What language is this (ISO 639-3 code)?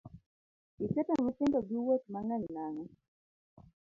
luo